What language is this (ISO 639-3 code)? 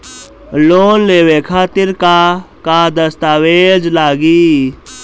bho